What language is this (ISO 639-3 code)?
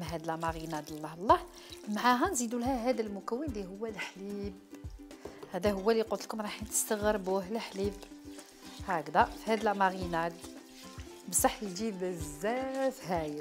ara